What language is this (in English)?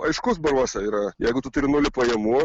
Lithuanian